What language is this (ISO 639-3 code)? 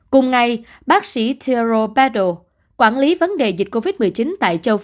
vie